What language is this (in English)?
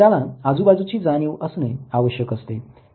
Marathi